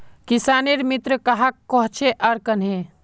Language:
Magahi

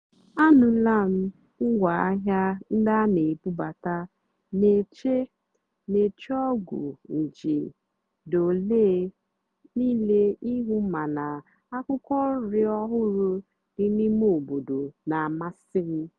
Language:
Igbo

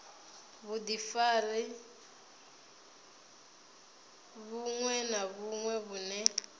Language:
Venda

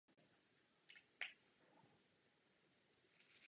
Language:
Czech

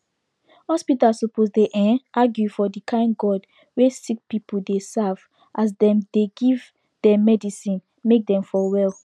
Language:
Nigerian Pidgin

